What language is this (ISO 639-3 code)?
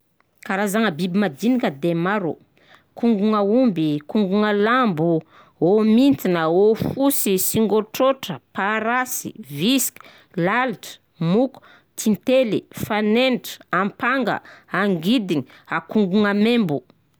bzc